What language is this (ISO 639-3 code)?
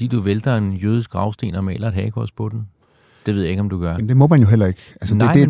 dan